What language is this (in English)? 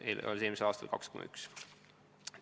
Estonian